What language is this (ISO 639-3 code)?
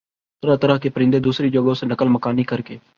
urd